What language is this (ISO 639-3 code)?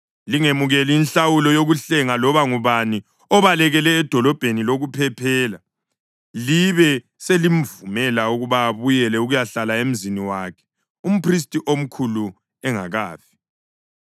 nde